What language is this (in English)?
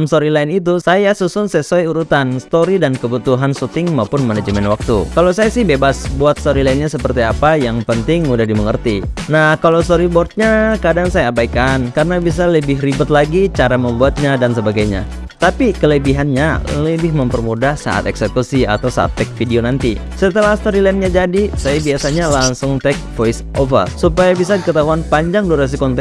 Indonesian